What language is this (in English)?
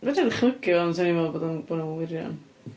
Welsh